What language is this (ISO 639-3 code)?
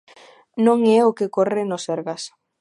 glg